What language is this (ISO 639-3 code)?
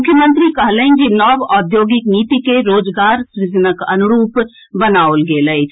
mai